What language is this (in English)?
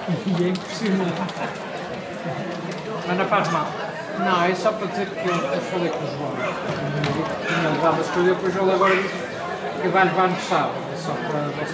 Portuguese